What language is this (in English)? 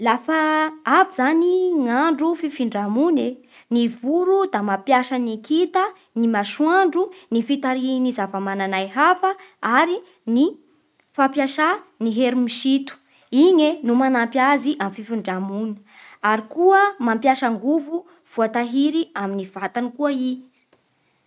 Bara Malagasy